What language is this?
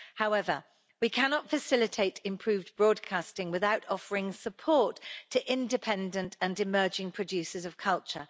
English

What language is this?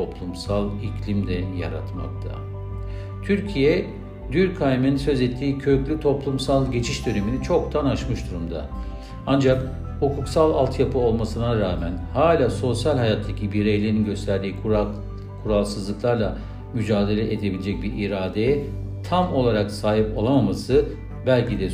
Turkish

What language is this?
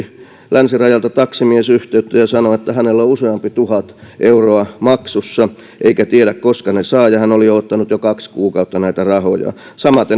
Finnish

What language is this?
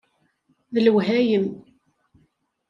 Kabyle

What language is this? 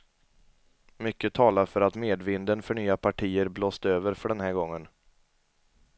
Swedish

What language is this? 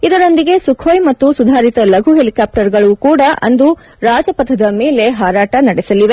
Kannada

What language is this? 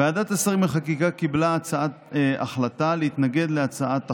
Hebrew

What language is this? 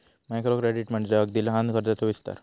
Marathi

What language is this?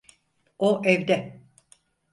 Turkish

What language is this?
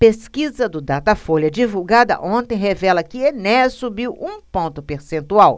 Portuguese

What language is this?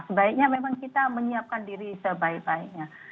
Indonesian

